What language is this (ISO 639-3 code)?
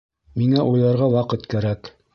bak